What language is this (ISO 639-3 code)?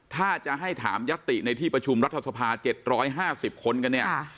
tha